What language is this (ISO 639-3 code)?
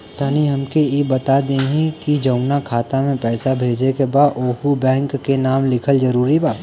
bho